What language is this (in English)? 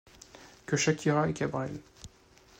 French